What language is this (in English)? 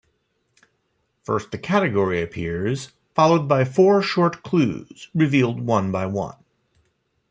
English